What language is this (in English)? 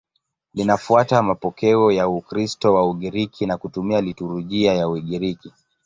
Swahili